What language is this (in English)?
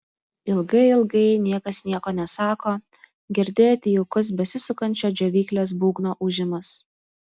Lithuanian